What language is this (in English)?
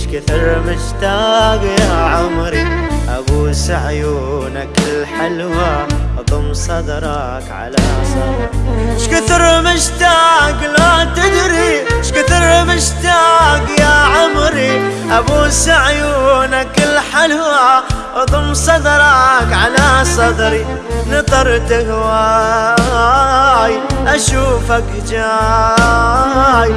Arabic